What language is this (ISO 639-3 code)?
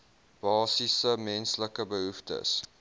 afr